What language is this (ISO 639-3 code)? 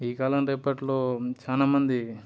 tel